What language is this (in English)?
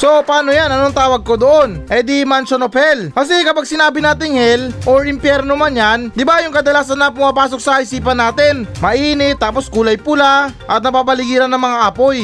Filipino